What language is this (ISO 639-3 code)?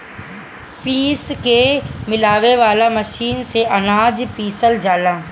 bho